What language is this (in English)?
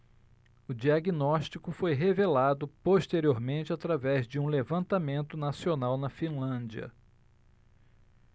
Portuguese